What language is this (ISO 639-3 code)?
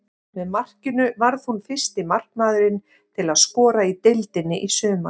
isl